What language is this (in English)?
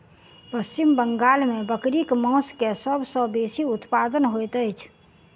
Maithili